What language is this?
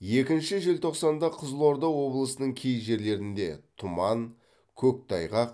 Kazakh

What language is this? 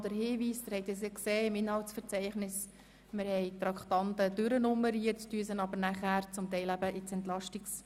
Swiss German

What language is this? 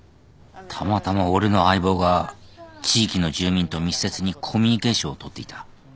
Japanese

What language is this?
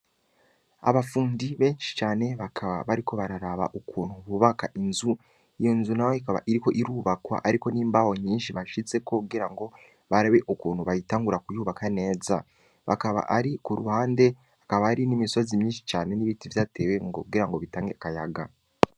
Rundi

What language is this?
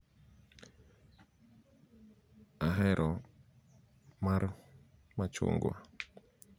Luo (Kenya and Tanzania)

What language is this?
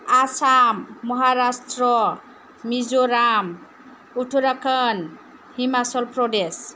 Bodo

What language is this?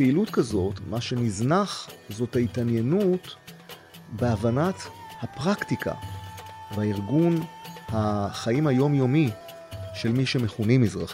Hebrew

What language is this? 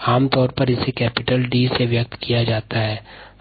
Hindi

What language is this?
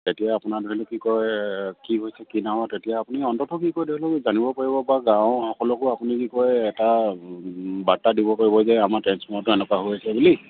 Assamese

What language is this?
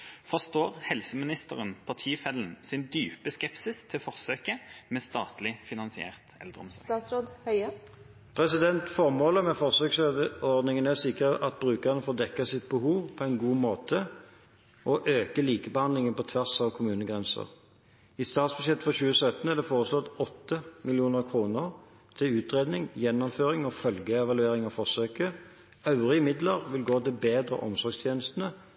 Norwegian Bokmål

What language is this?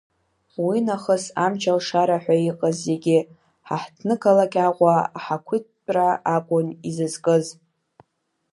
Abkhazian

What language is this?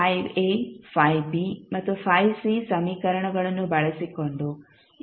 Kannada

